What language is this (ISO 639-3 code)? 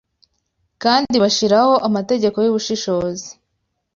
kin